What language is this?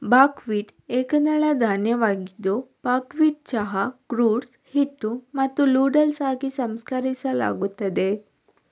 Kannada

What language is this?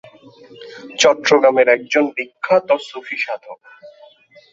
Bangla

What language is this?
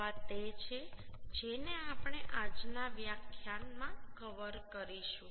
Gujarati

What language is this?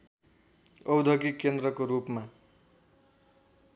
Nepali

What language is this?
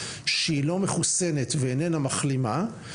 Hebrew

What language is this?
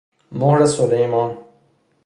Persian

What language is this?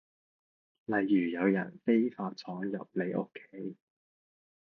Cantonese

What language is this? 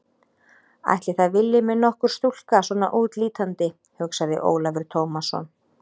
Icelandic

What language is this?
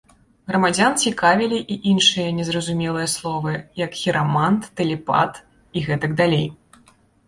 Belarusian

